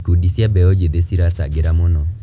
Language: Kikuyu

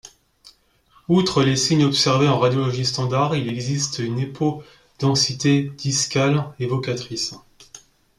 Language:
French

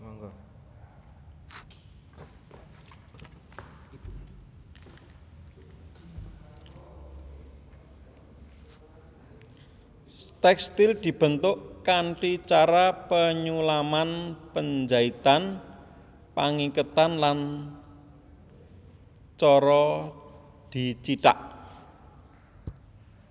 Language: Javanese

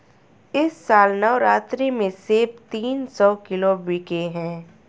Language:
Hindi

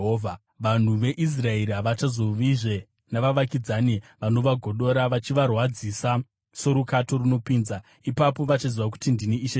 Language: Shona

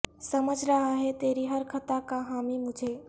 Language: Urdu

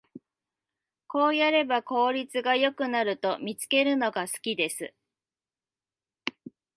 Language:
Japanese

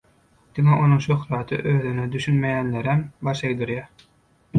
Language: Turkmen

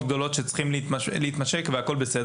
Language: Hebrew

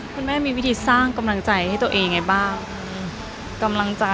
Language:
Thai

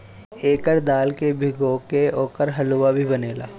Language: Bhojpuri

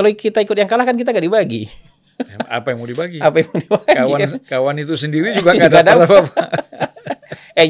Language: Indonesian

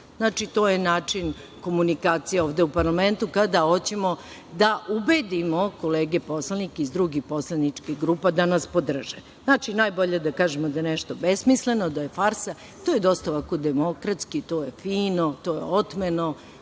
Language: Serbian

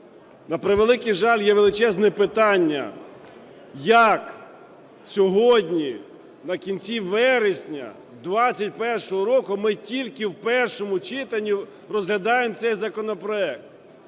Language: Ukrainian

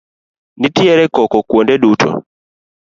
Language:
Luo (Kenya and Tanzania)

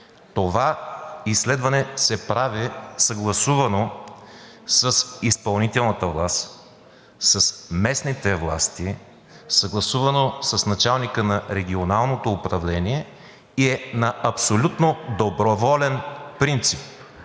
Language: Bulgarian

